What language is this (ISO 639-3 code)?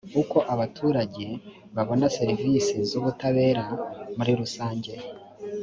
kin